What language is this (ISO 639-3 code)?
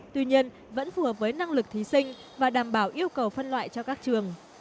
vie